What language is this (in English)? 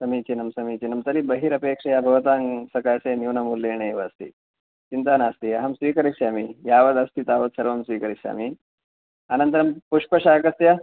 Sanskrit